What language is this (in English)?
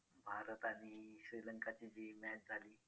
Marathi